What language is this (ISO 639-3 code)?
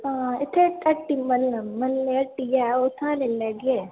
doi